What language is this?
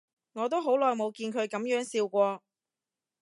Cantonese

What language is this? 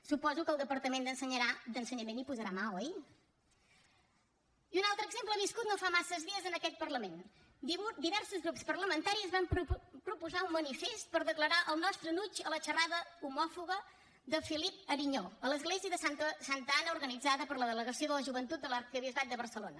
Catalan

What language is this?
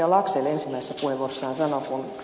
Finnish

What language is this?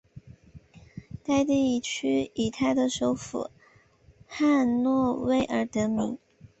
Chinese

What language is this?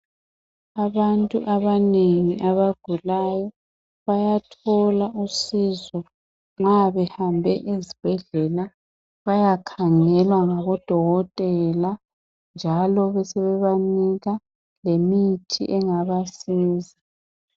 North Ndebele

